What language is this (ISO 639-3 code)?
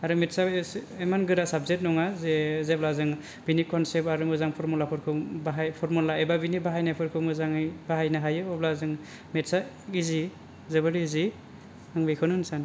brx